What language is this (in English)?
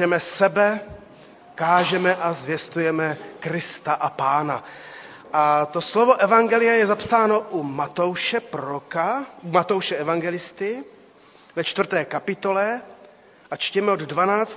Czech